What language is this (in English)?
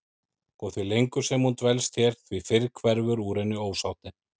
Icelandic